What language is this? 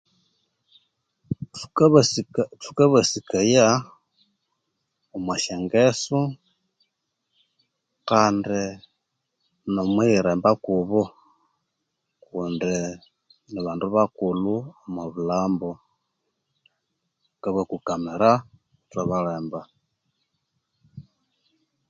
Konzo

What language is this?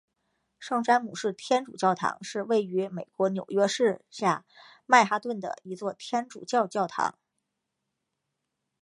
Chinese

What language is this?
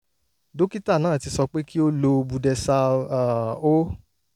Yoruba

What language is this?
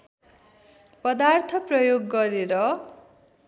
Nepali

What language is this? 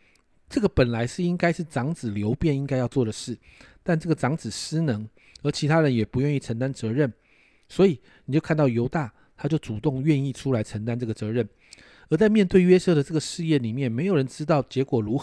Chinese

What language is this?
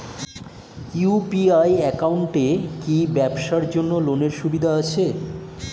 Bangla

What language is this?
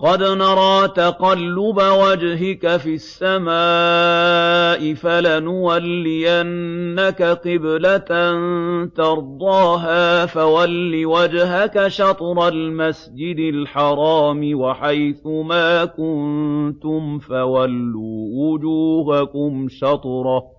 Arabic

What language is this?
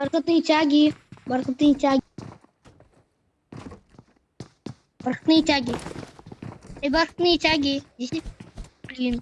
Uzbek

